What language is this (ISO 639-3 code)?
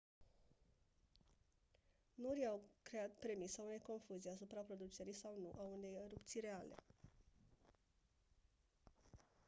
ron